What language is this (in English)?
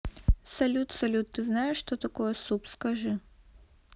Russian